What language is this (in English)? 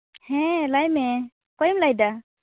Santali